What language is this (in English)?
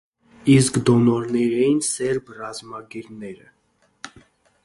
Armenian